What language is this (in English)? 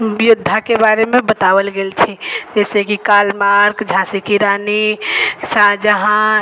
Maithili